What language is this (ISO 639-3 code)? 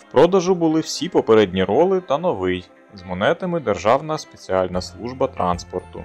ukr